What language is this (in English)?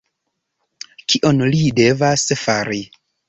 Esperanto